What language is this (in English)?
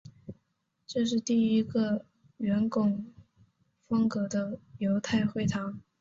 Chinese